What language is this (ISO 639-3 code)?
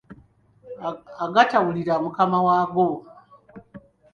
lug